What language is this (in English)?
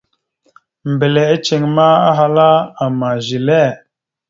Mada (Cameroon)